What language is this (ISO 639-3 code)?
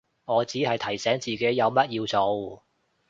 yue